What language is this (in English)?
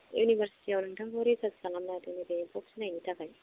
Bodo